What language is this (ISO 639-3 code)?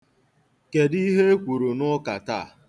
ibo